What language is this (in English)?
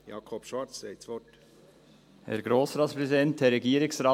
Swiss German